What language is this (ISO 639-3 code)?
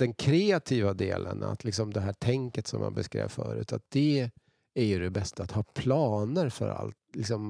swe